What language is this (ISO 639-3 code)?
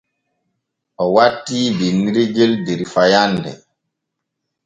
fue